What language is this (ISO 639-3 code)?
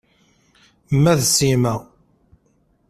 kab